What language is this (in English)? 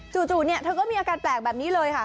Thai